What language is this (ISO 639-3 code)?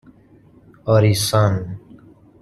fas